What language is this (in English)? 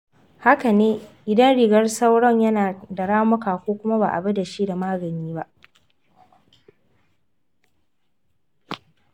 Hausa